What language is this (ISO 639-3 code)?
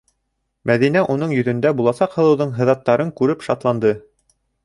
bak